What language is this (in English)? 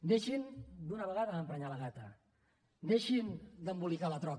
Catalan